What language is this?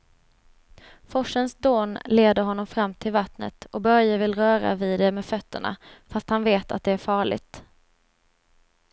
Swedish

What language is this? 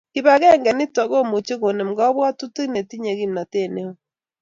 Kalenjin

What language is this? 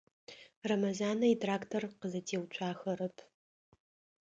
Adyghe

